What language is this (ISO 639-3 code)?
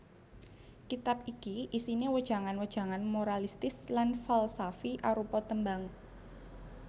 jav